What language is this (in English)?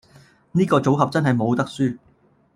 Cantonese